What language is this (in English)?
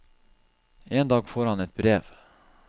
Norwegian